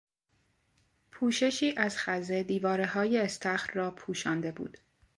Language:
Persian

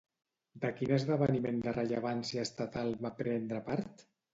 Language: Catalan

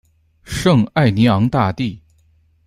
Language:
Chinese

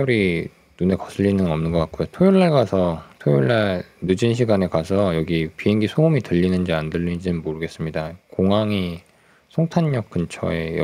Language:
Korean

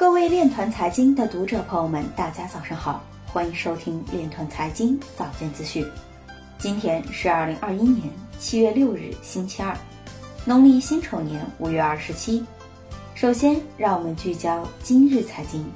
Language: Chinese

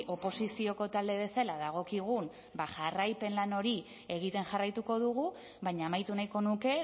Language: Basque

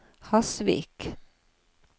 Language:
Norwegian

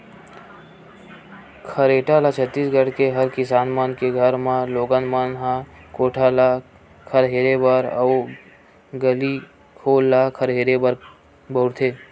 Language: Chhattisgarhi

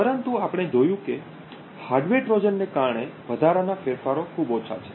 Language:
Gujarati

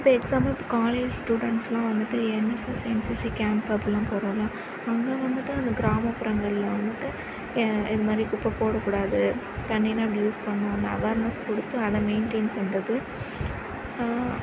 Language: Tamil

